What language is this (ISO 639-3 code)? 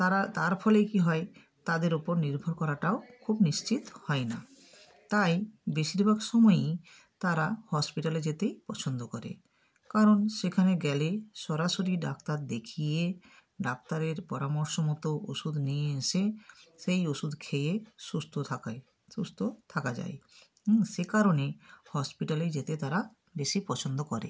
ben